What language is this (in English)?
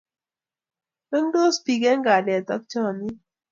Kalenjin